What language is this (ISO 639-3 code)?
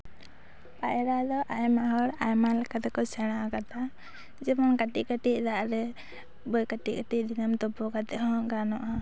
sat